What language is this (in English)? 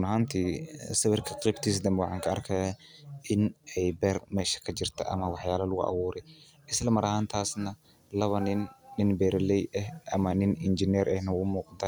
Somali